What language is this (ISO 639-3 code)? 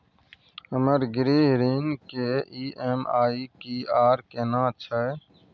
mai